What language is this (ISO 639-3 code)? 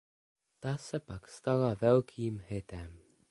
ces